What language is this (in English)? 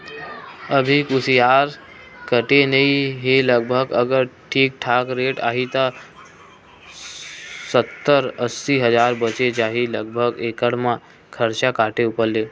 Chhattisgarhi